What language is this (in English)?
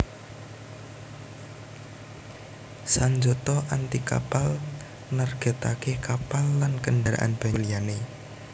Javanese